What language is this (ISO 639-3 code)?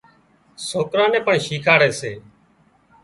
kxp